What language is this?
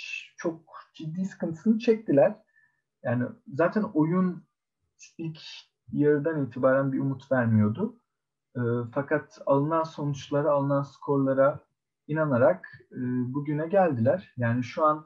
Turkish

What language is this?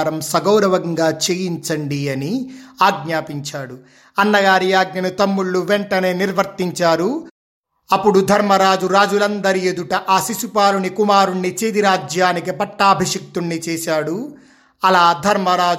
Telugu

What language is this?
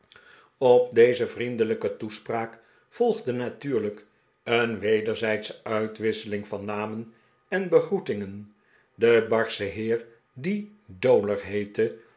Dutch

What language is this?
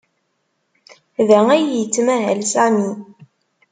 Kabyle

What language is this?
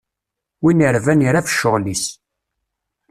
Kabyle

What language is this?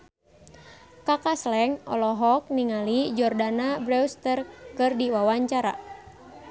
Sundanese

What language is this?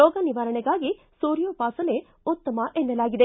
Kannada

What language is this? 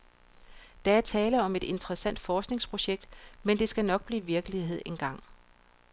Danish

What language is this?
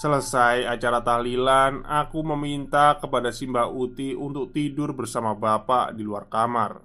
Indonesian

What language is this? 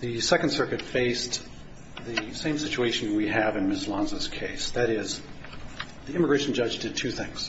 English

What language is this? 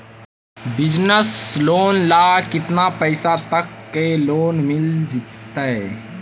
Magahi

